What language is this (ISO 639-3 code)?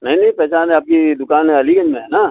urd